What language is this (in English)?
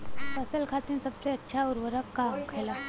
Bhojpuri